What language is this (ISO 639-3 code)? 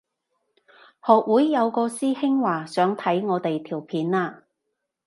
yue